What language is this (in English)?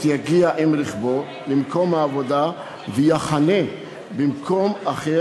Hebrew